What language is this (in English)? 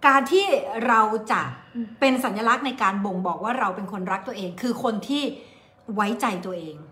Thai